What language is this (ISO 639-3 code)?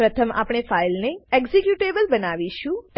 guj